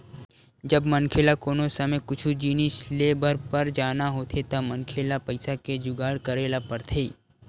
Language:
Chhattisgarhi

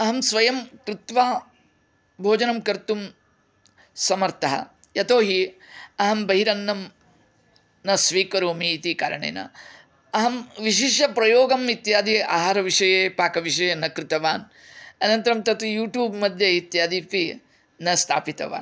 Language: Sanskrit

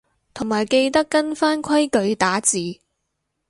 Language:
Cantonese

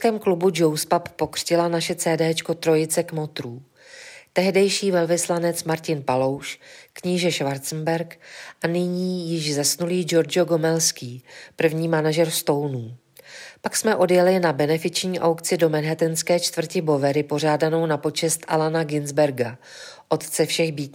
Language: Czech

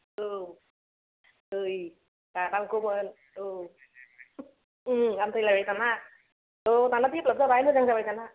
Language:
Bodo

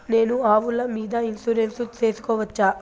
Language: Telugu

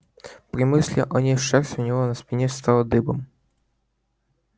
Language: Russian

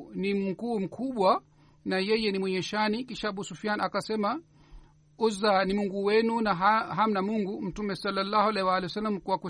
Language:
Swahili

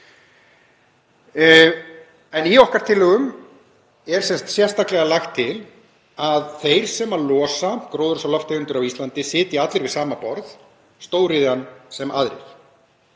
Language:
Icelandic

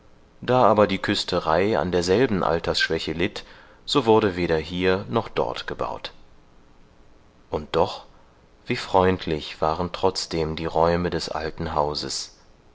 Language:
German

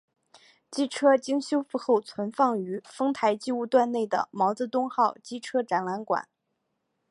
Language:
Chinese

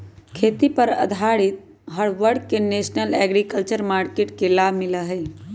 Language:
Magahi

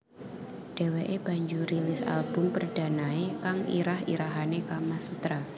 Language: Javanese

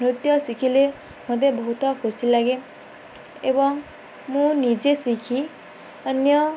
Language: Odia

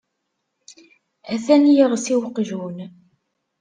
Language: Kabyle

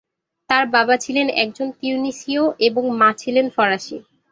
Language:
Bangla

